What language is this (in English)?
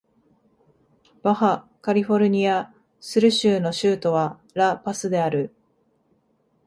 Japanese